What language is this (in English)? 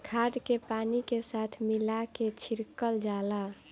Bhojpuri